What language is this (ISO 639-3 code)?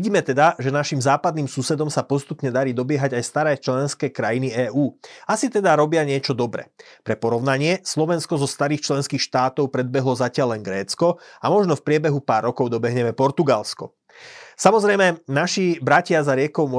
slk